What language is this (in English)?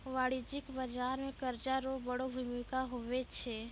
Maithili